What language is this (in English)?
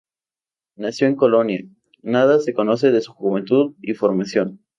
Spanish